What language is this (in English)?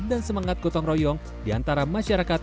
Indonesian